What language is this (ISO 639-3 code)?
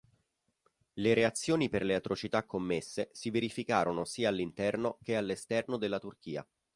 ita